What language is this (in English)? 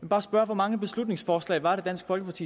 Danish